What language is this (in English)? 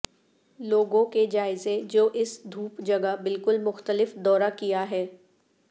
Urdu